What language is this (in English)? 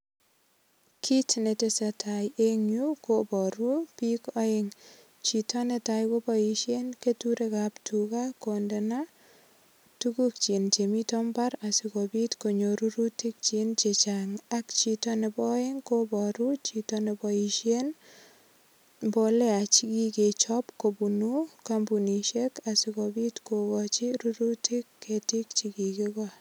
Kalenjin